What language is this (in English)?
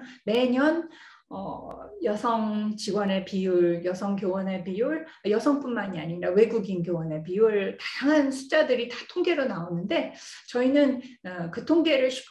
Korean